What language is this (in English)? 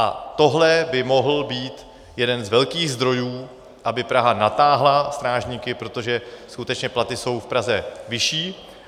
Czech